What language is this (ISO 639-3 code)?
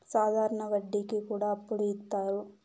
tel